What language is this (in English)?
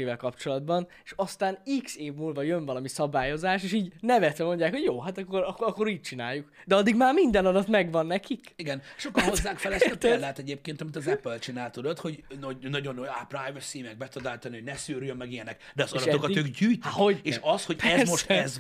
Hungarian